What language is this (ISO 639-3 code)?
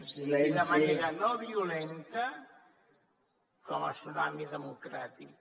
cat